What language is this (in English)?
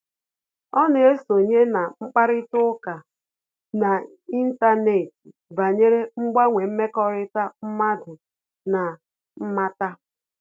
Igbo